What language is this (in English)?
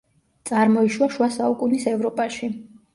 Georgian